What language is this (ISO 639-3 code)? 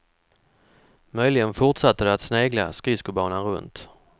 swe